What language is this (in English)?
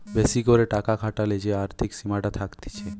Bangla